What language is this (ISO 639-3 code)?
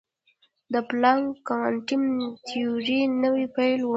pus